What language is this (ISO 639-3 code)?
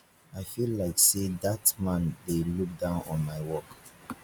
pcm